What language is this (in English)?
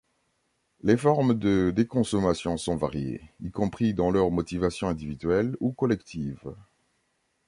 French